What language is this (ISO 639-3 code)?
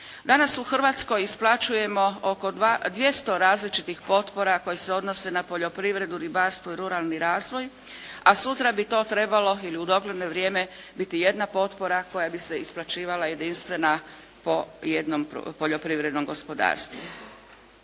hrv